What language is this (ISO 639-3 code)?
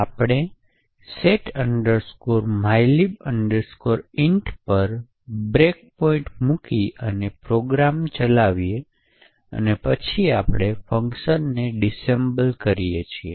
guj